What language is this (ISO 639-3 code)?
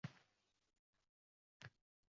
uzb